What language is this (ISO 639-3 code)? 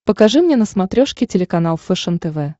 rus